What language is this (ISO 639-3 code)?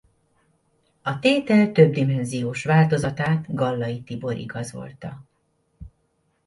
hun